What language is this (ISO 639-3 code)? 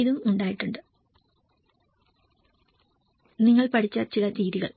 mal